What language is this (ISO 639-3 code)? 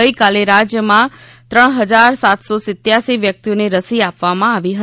guj